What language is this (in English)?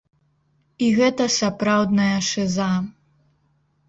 Belarusian